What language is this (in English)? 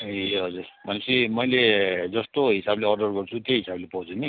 Nepali